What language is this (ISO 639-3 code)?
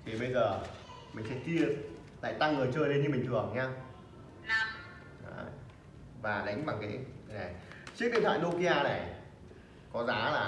vie